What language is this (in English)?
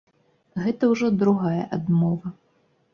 Belarusian